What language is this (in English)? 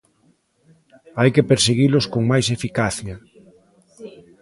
Galician